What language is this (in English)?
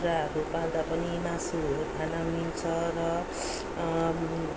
Nepali